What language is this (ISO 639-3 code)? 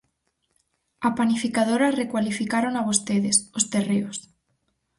glg